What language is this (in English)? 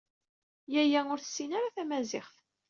Kabyle